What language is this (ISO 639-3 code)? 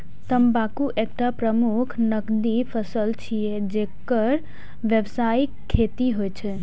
mai